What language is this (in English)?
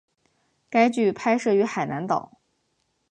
Chinese